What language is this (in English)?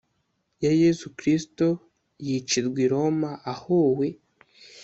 Kinyarwanda